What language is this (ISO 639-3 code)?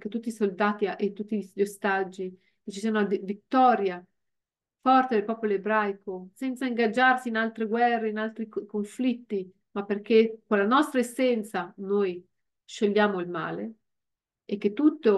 ita